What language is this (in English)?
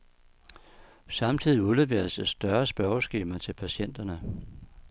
Danish